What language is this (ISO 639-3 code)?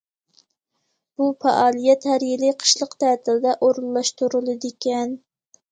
uig